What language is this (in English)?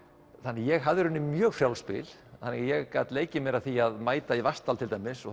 Icelandic